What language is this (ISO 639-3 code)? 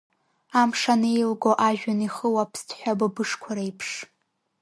abk